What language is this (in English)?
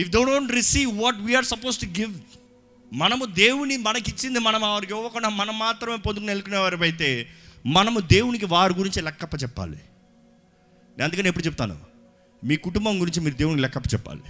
Telugu